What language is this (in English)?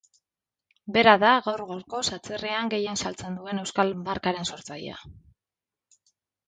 Basque